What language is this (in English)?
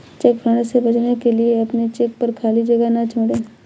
Hindi